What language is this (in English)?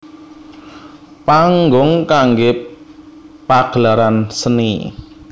Javanese